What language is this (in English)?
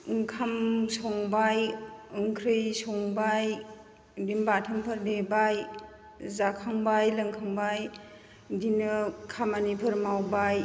Bodo